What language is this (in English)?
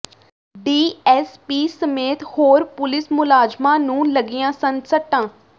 Punjabi